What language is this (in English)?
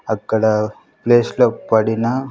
Telugu